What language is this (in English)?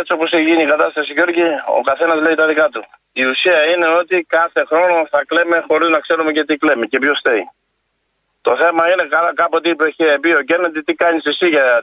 Greek